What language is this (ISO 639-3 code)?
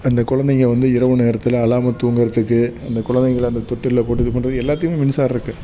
tam